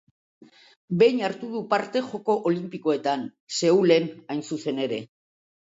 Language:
Basque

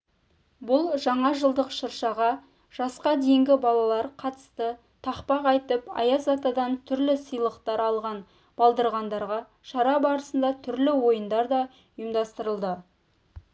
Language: Kazakh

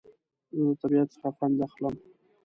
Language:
Pashto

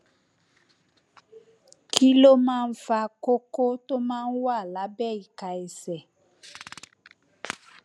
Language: Yoruba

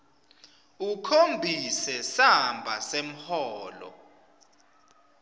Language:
Swati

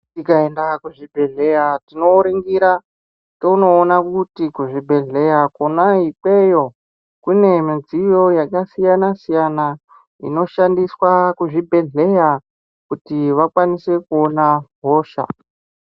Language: Ndau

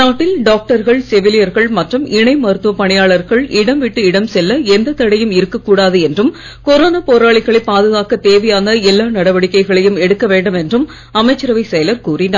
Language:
Tamil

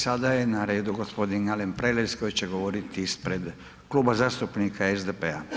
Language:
Croatian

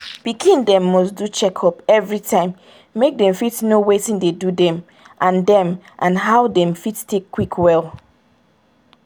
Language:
Nigerian Pidgin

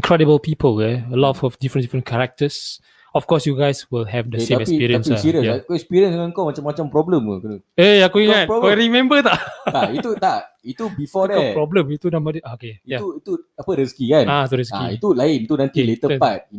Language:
Malay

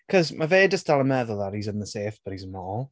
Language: Welsh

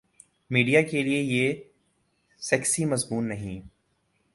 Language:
Urdu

